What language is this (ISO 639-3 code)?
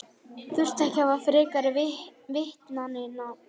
isl